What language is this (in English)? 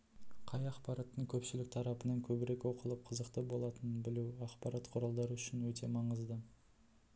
Kazakh